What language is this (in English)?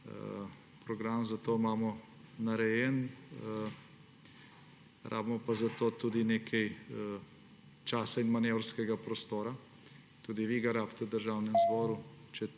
Slovenian